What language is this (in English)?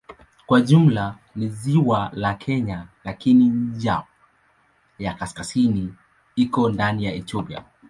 Swahili